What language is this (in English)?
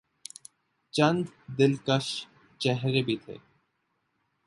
Urdu